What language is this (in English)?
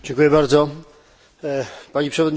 Polish